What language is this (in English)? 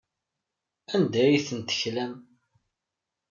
Kabyle